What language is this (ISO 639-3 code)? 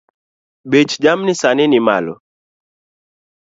luo